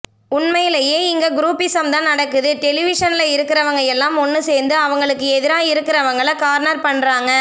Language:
Tamil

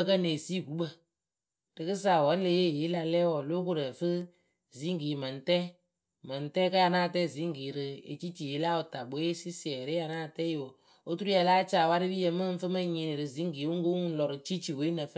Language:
Akebu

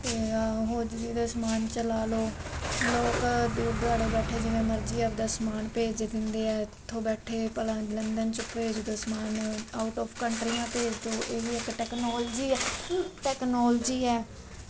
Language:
Punjabi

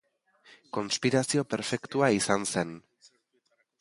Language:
Basque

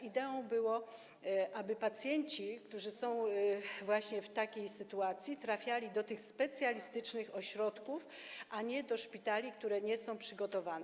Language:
Polish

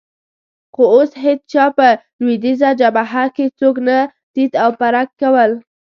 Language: Pashto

